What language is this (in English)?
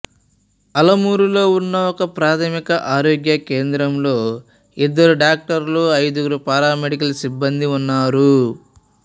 Telugu